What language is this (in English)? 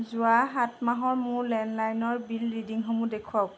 Assamese